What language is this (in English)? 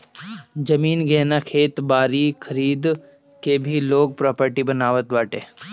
Bhojpuri